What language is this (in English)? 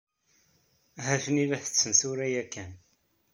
Kabyle